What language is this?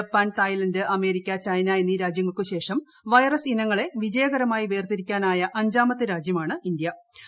Malayalam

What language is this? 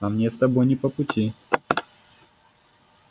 Russian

